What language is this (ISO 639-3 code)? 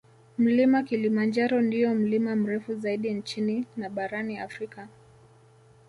swa